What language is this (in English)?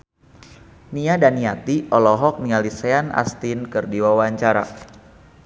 Sundanese